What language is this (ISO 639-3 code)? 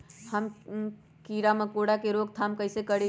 mag